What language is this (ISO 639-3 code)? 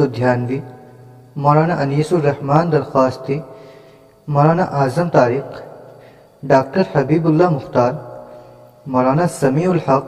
urd